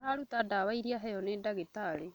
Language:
Kikuyu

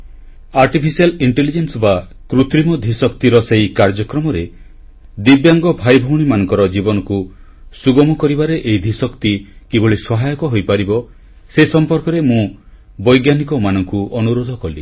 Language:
Odia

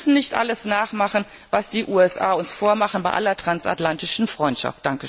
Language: German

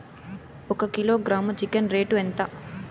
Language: Telugu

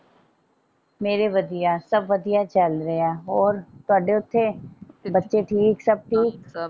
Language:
Punjabi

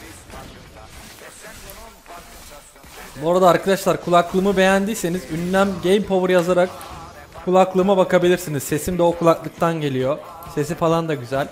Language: Turkish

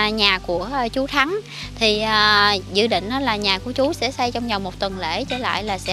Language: Vietnamese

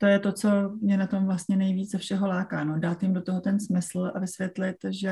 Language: Czech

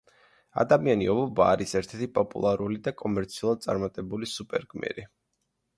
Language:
Georgian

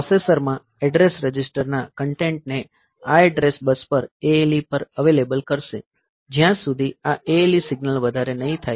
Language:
Gujarati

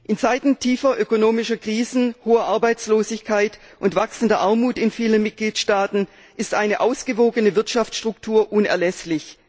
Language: German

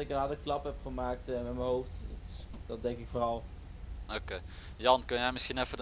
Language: Dutch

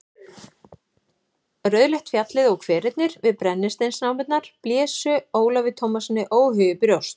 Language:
Icelandic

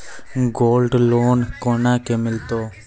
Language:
Maithili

